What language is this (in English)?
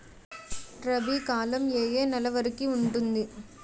Telugu